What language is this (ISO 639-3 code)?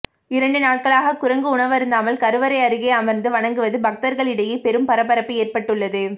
tam